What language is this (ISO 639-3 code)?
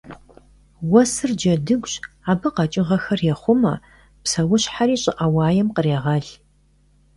kbd